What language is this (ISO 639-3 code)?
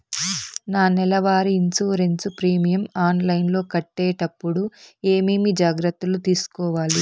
tel